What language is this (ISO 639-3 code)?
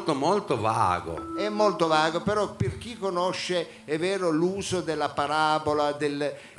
ita